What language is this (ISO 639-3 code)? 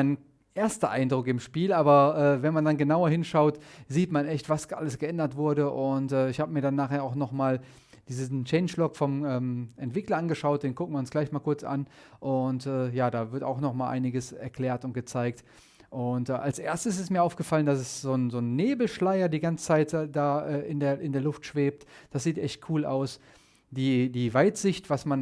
deu